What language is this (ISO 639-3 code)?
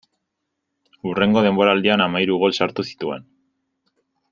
eus